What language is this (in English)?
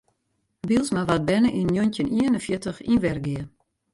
Western Frisian